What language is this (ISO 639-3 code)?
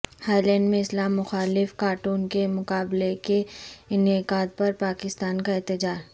urd